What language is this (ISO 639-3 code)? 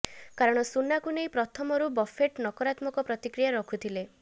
ori